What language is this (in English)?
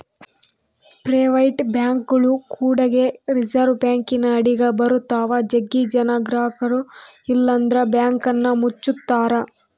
Kannada